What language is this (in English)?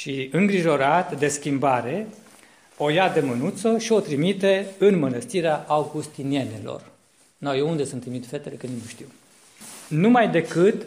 Romanian